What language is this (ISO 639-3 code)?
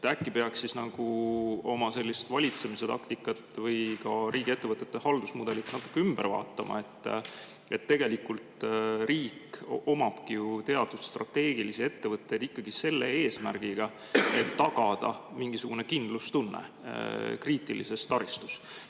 est